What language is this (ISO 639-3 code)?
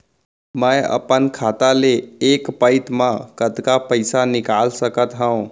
hne